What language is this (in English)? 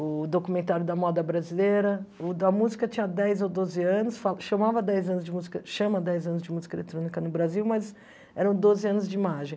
Portuguese